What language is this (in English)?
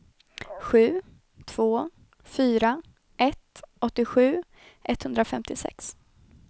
Swedish